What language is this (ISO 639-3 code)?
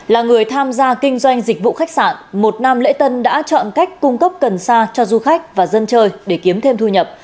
vie